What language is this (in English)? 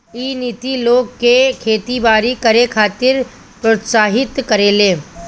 Bhojpuri